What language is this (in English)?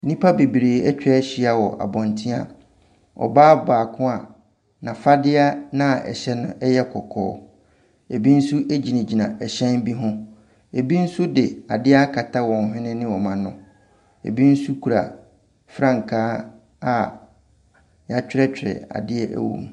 Akan